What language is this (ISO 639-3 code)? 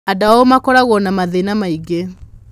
kik